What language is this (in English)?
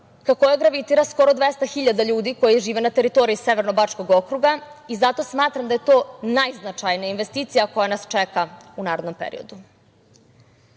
Serbian